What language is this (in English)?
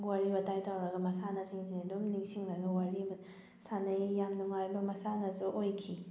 Manipuri